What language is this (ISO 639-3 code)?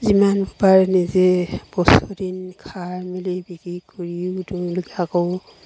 asm